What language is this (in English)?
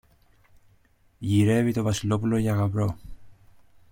Greek